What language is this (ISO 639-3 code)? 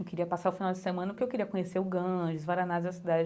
por